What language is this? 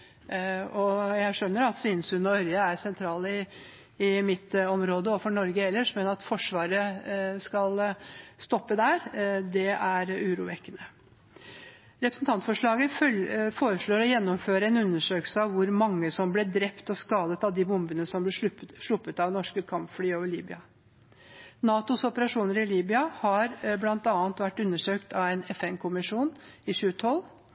Norwegian Bokmål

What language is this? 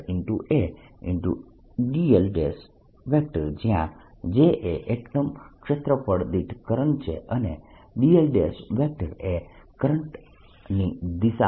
Gujarati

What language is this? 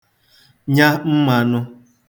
Igbo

